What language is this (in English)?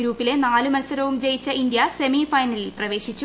Malayalam